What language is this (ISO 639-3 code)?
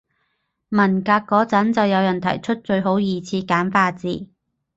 yue